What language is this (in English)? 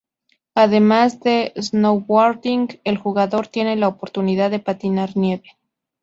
Spanish